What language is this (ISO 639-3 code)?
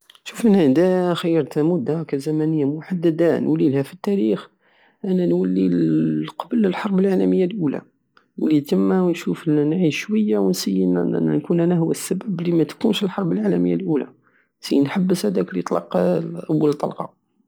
aao